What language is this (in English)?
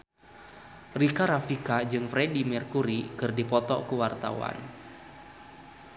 Sundanese